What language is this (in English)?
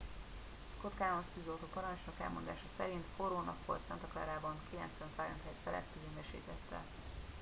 Hungarian